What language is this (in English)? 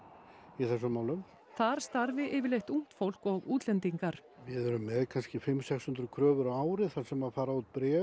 Icelandic